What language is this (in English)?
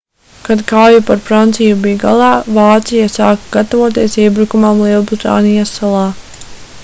Latvian